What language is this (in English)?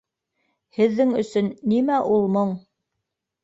Bashkir